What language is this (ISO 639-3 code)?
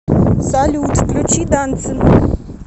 rus